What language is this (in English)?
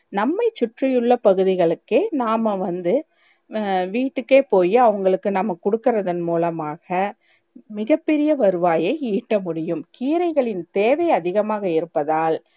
Tamil